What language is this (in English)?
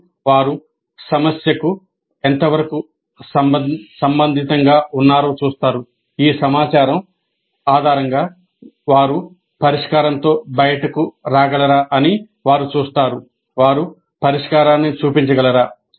Telugu